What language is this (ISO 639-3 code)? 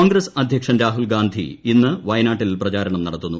mal